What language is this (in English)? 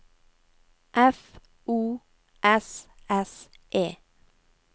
Norwegian